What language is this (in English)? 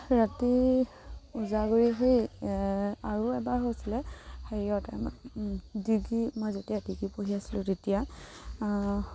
Assamese